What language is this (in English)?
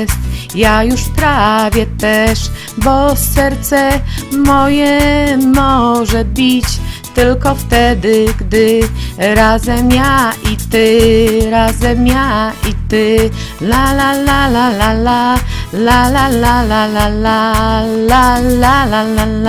Polish